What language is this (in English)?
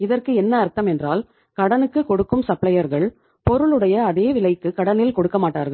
Tamil